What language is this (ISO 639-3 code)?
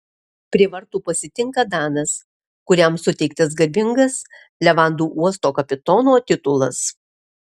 lit